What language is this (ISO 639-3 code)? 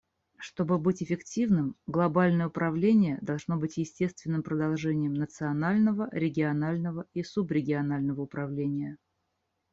rus